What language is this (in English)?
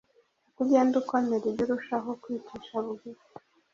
Kinyarwanda